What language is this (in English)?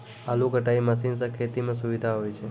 Maithili